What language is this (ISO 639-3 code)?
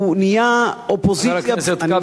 heb